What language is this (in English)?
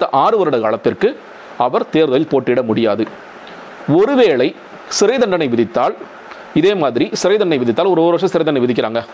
Tamil